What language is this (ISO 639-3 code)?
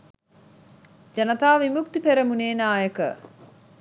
sin